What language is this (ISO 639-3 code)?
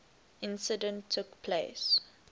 eng